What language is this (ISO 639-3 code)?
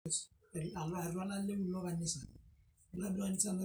mas